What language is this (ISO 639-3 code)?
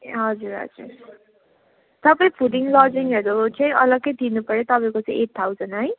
nep